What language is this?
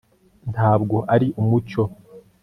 Kinyarwanda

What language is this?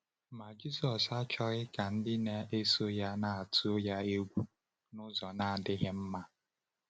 Igbo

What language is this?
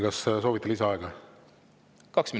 Estonian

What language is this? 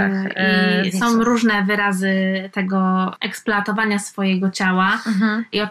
Polish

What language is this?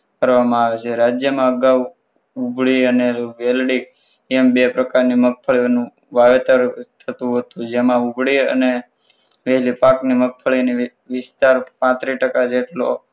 Gujarati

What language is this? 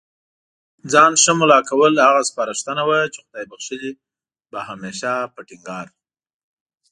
Pashto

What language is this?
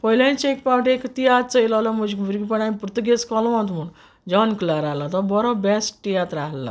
Konkani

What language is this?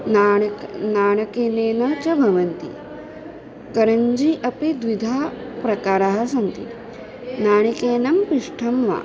Sanskrit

